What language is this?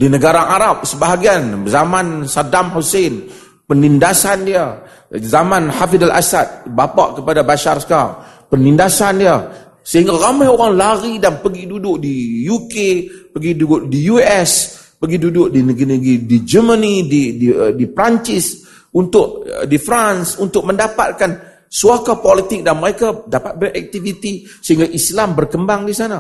Malay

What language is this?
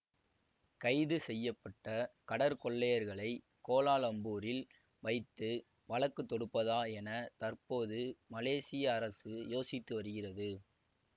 Tamil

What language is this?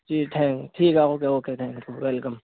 Urdu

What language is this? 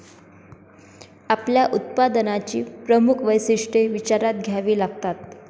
Marathi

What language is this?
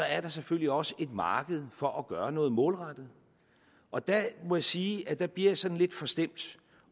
Danish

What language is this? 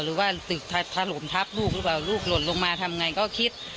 Thai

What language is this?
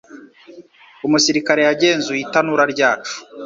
Kinyarwanda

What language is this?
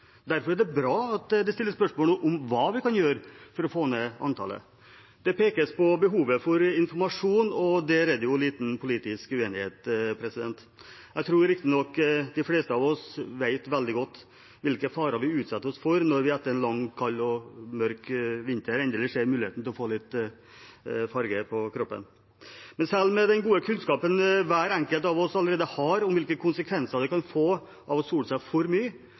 Norwegian Bokmål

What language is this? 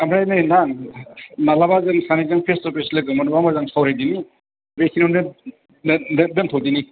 Bodo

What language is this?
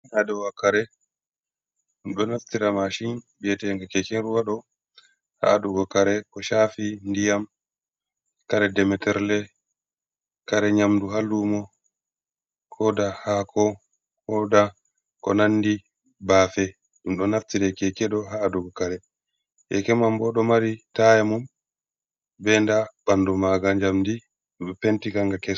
Fula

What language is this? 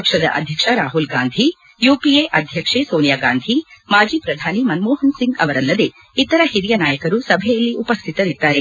Kannada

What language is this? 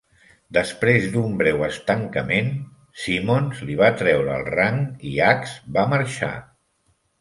Catalan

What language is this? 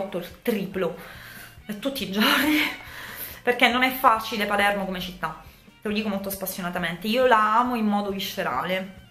Italian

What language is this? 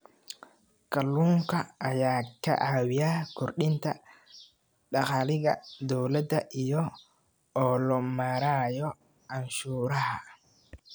Somali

